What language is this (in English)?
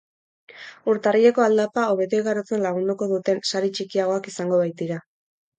Basque